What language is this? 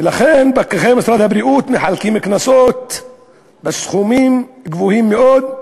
Hebrew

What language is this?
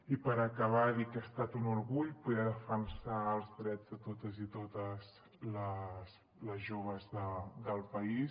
Catalan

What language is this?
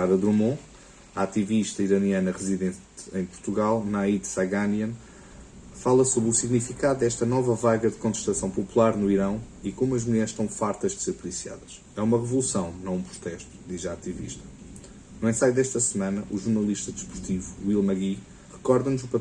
Portuguese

